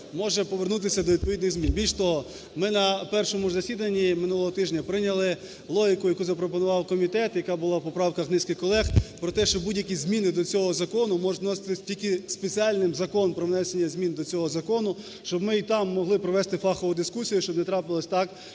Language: Ukrainian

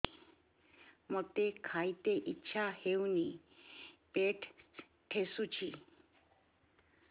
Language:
Odia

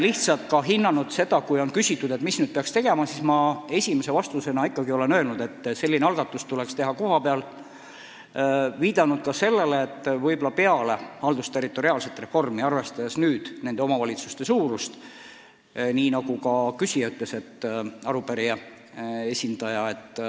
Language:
Estonian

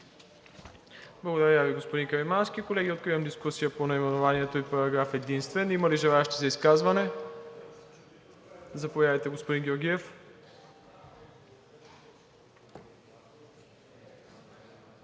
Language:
Bulgarian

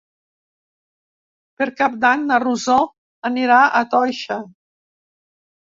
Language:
Catalan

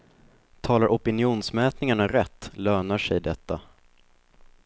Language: Swedish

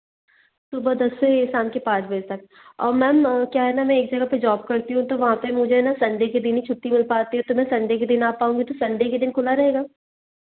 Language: Hindi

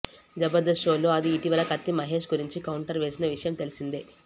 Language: Telugu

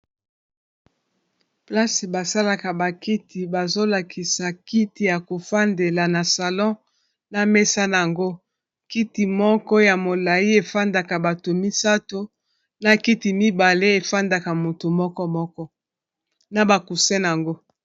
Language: Lingala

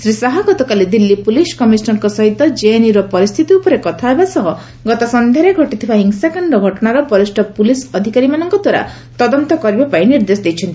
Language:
Odia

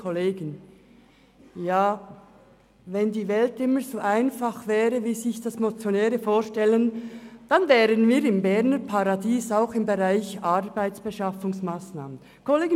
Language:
Swiss German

